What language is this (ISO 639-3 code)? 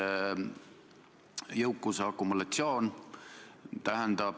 est